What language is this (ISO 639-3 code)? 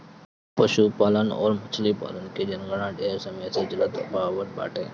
bho